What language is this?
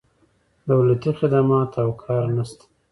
Pashto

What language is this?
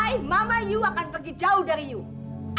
Indonesian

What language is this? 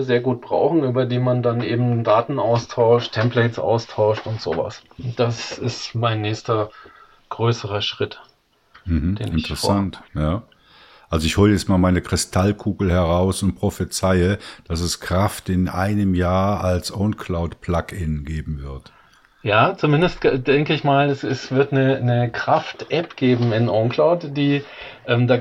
German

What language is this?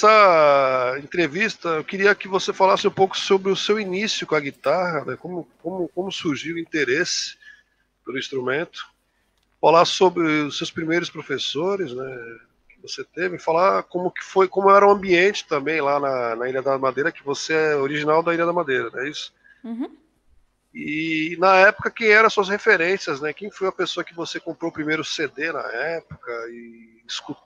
Portuguese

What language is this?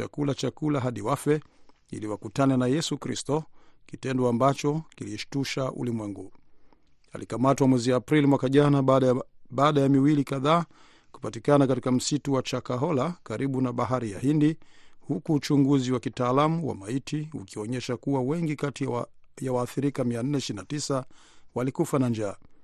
Swahili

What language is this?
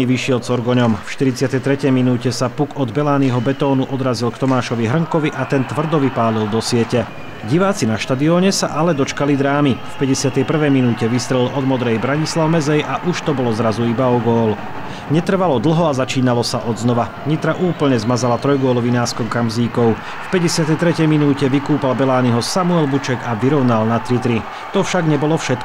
Slovak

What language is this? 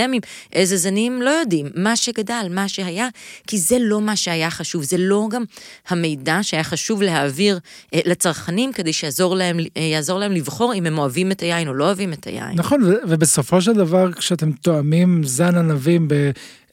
Hebrew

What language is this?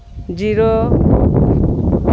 Santali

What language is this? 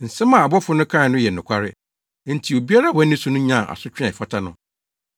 Akan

